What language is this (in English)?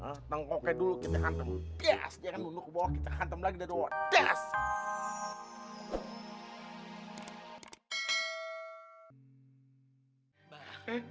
Indonesian